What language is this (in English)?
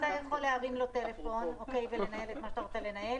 Hebrew